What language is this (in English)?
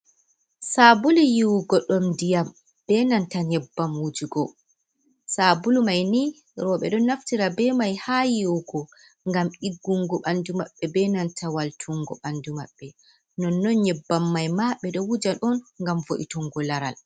Fula